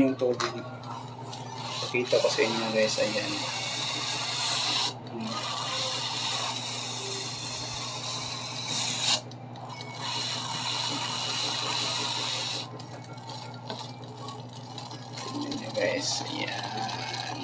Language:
Filipino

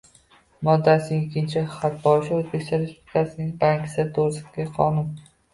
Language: Uzbek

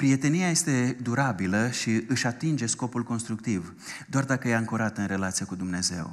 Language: Romanian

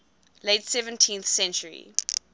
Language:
English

